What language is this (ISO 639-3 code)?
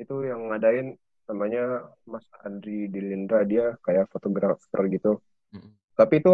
ind